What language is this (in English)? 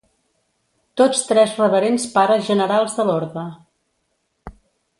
Catalan